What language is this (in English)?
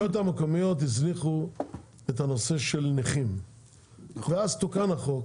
Hebrew